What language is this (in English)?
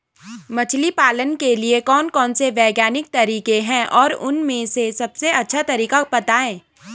Hindi